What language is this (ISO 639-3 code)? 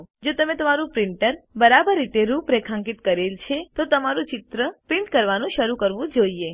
guj